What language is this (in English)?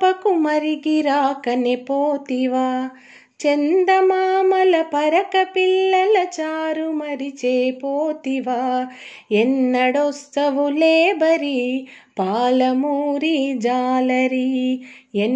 Telugu